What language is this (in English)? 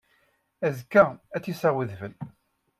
Kabyle